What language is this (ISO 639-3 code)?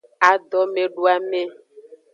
ajg